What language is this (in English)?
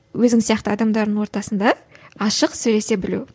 Kazakh